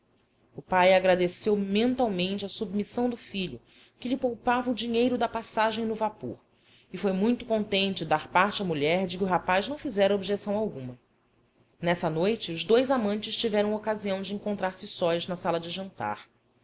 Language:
Portuguese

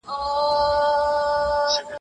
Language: Pashto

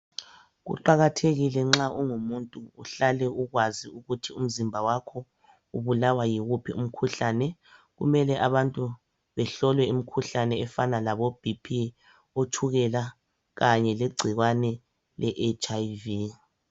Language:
North Ndebele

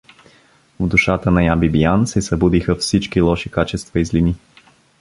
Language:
Bulgarian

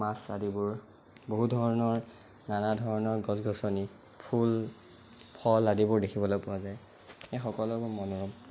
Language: Assamese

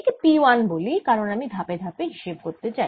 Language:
Bangla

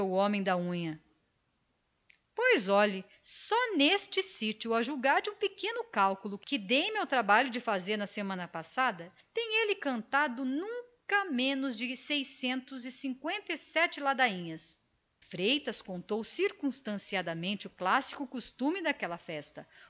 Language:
Portuguese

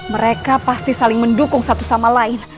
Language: Indonesian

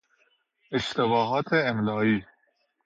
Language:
Persian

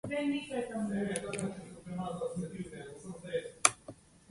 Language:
Slovenian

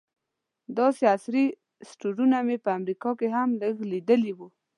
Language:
Pashto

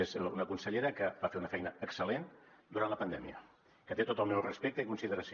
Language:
Catalan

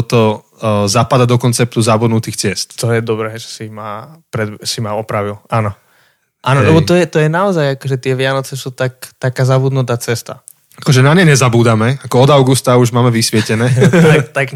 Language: Slovak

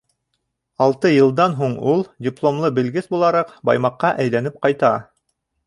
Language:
Bashkir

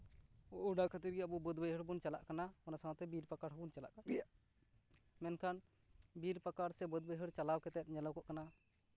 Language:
Santali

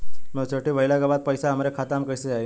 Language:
Bhojpuri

